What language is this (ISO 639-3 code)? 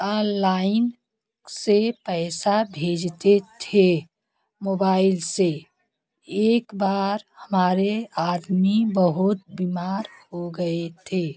hin